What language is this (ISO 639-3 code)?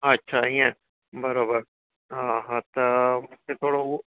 snd